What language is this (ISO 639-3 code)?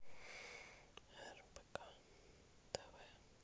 rus